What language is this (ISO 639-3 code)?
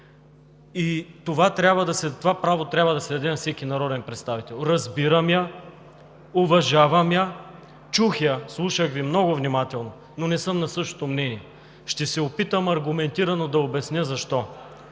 bul